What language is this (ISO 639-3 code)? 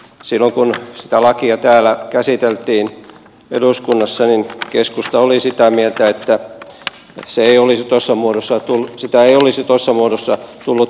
fin